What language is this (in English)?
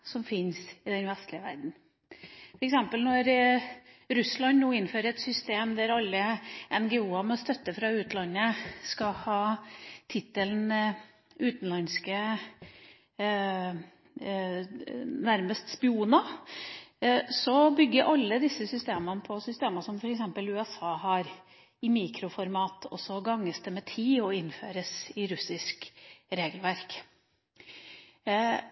Norwegian Bokmål